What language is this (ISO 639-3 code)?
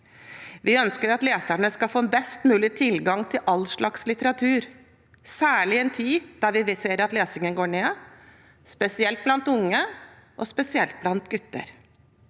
nor